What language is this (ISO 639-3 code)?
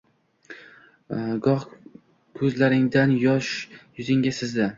uzb